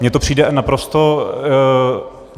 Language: Czech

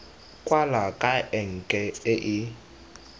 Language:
Tswana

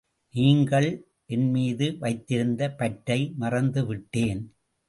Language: Tamil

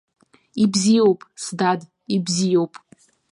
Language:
Abkhazian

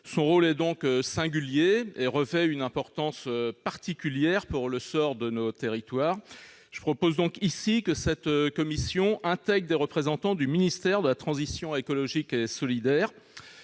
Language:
French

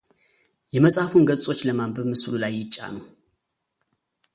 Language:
Amharic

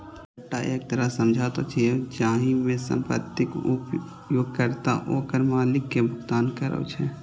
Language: Maithili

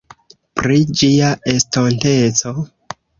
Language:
Esperanto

